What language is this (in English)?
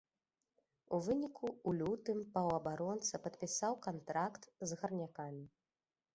Belarusian